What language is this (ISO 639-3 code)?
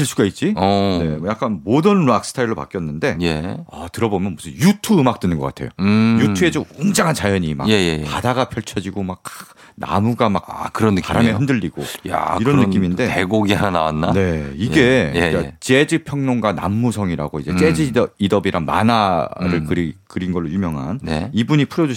kor